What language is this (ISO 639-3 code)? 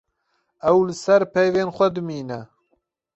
kur